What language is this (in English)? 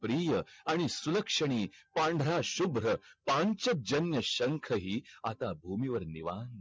Marathi